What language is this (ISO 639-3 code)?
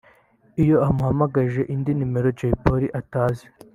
kin